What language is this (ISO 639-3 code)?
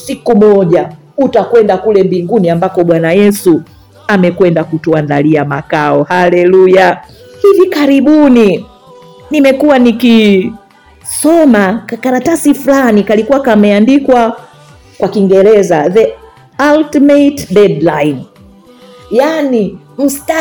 swa